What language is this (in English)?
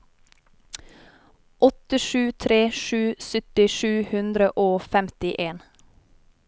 Norwegian